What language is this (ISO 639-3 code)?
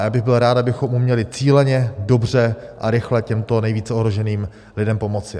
ces